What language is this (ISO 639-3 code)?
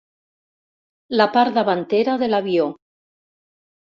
cat